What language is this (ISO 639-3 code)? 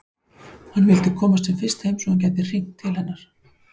isl